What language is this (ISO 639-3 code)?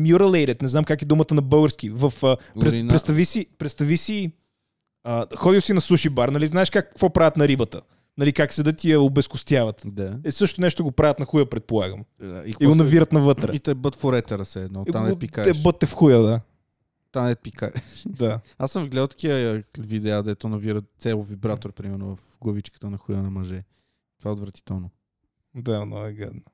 bul